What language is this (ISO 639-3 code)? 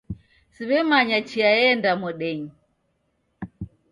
dav